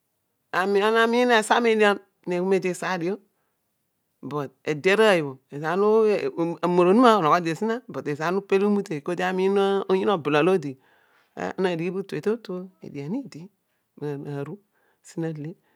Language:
Odual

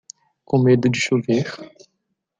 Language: Portuguese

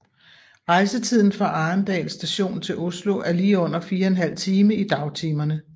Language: Danish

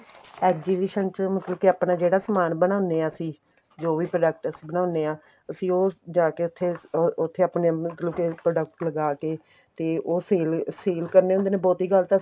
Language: Punjabi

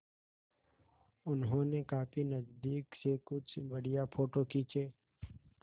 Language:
Hindi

